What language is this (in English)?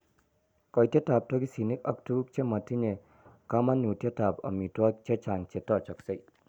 Kalenjin